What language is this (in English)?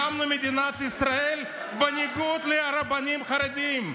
Hebrew